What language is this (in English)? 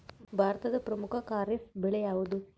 Kannada